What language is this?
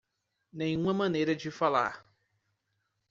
Portuguese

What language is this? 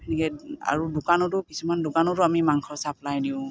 Assamese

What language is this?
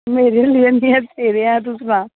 Dogri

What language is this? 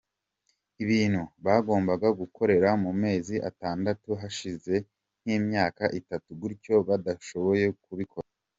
Kinyarwanda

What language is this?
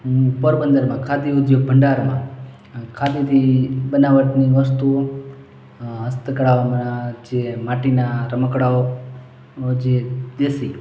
Gujarati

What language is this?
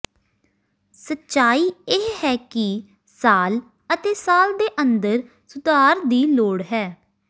Punjabi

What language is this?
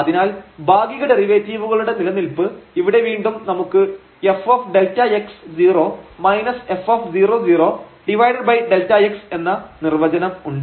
Malayalam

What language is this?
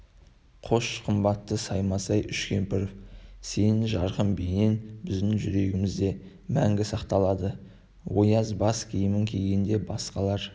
Kazakh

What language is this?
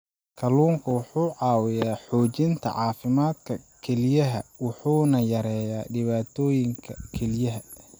Somali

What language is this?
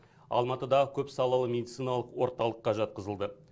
Kazakh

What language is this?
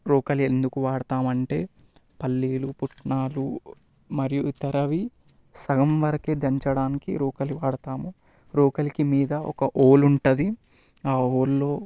Telugu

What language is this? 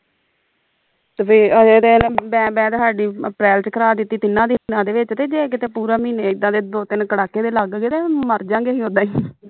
Punjabi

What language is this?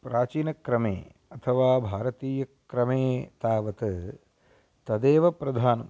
Sanskrit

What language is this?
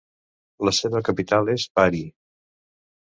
Catalan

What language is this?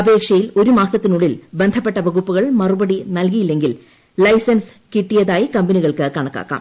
Malayalam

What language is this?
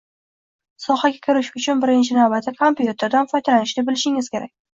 Uzbek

